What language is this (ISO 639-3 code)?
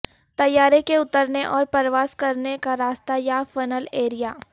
urd